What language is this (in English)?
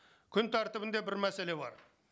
Kazakh